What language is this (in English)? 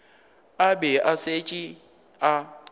Northern Sotho